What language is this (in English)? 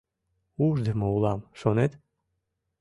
Mari